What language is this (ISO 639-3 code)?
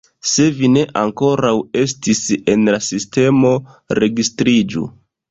epo